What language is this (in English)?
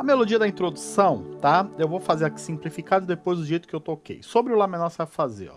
Portuguese